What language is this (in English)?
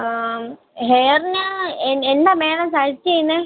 Malayalam